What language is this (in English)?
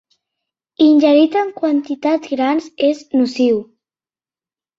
Catalan